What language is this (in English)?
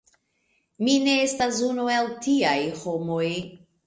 Esperanto